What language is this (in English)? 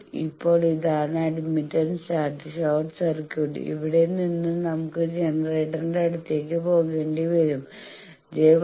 Malayalam